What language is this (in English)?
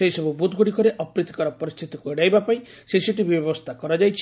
Odia